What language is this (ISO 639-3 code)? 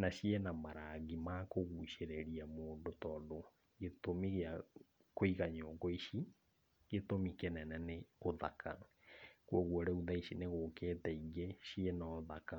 kik